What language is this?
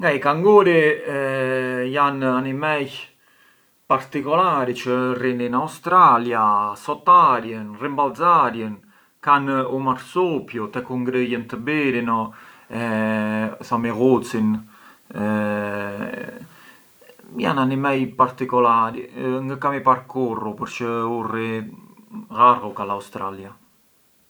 Arbëreshë Albanian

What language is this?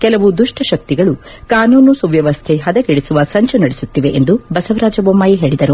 Kannada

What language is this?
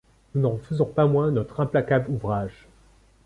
French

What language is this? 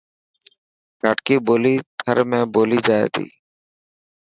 Dhatki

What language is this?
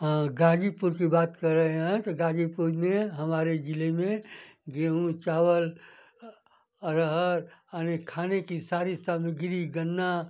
Hindi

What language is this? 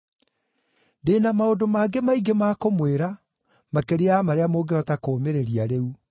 Kikuyu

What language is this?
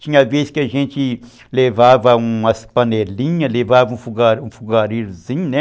Portuguese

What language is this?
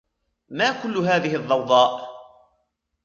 Arabic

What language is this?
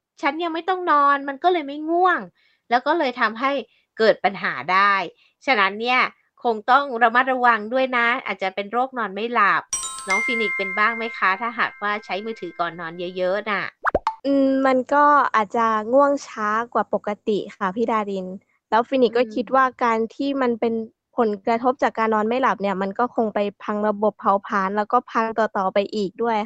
Thai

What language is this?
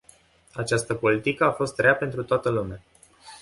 Romanian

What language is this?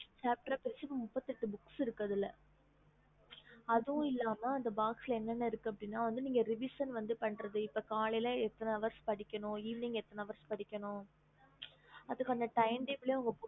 Tamil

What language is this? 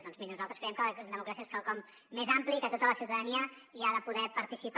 Catalan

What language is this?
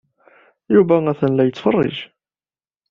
Kabyle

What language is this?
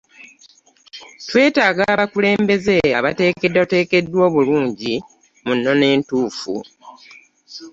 Ganda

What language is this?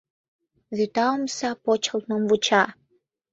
Mari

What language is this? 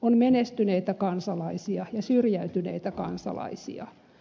Finnish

